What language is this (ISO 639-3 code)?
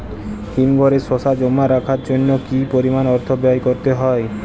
ben